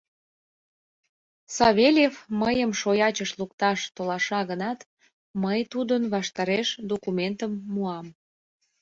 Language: Mari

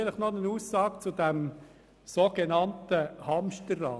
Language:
Swiss German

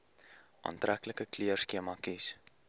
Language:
Afrikaans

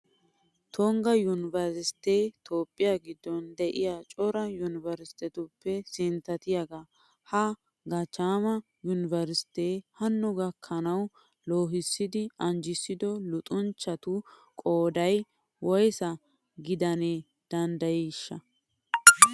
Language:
Wolaytta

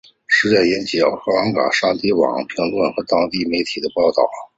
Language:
Chinese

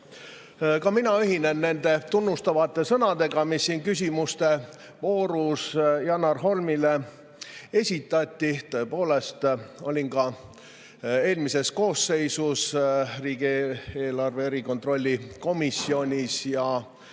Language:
Estonian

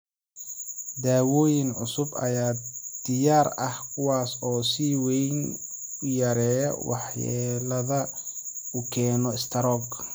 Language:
Somali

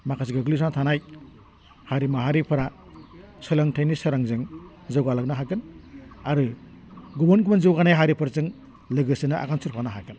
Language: Bodo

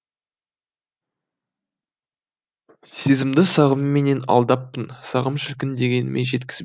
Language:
Kazakh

